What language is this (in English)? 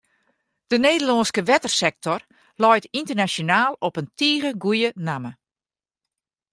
Western Frisian